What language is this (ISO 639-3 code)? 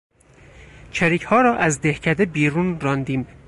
fas